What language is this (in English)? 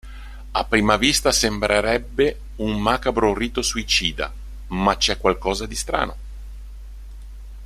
Italian